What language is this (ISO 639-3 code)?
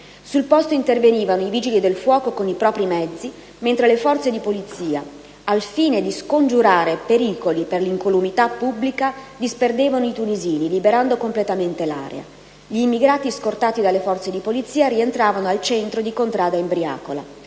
ita